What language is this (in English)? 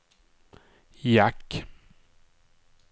Swedish